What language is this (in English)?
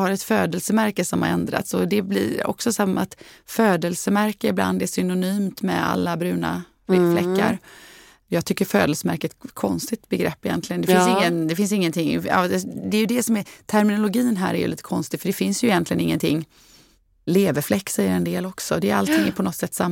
Swedish